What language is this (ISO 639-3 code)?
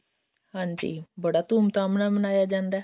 pan